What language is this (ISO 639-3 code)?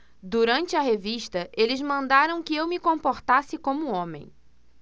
por